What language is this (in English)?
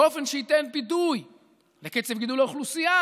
Hebrew